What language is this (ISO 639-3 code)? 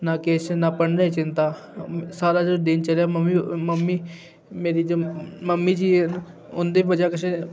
doi